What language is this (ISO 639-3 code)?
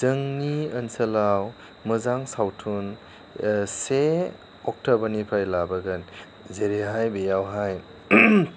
brx